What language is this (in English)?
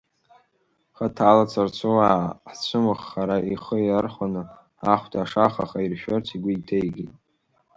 Abkhazian